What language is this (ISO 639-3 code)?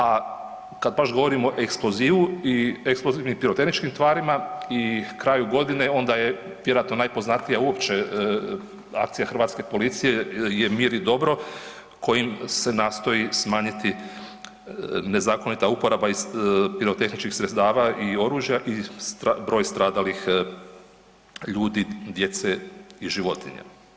hrv